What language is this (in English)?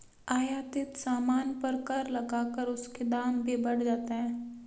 Hindi